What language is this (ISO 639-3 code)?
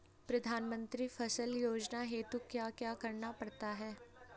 hin